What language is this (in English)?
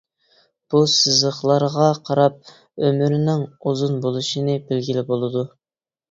Uyghur